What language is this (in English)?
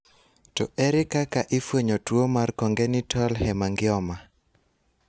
Luo (Kenya and Tanzania)